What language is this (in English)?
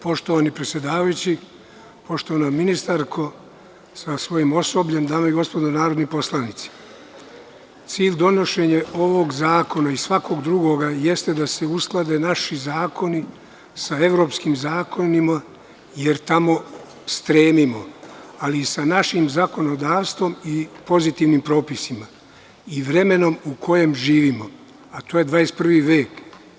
Serbian